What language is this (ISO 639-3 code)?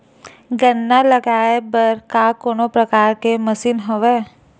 hne